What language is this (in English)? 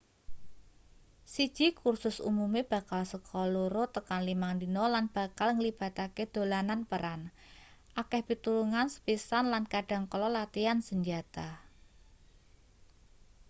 Javanese